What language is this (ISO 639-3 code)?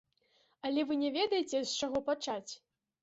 bel